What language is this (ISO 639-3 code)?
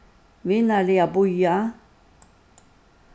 fao